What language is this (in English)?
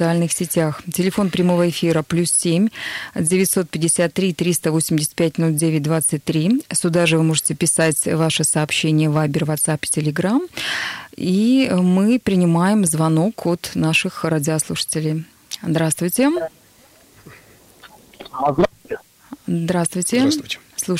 Russian